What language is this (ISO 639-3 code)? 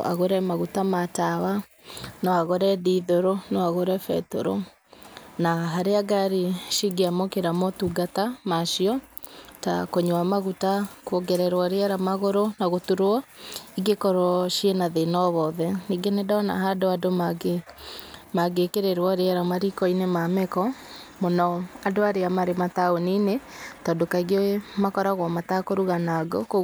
kik